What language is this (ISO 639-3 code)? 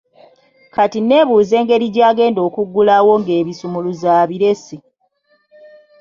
lug